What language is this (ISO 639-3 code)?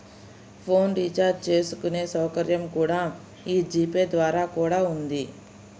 tel